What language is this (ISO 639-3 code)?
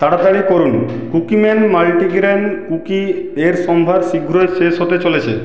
ben